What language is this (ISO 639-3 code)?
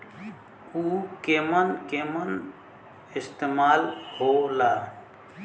bho